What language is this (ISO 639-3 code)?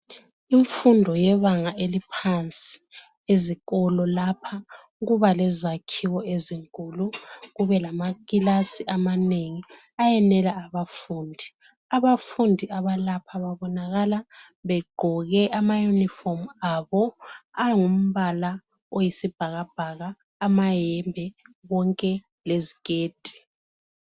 nde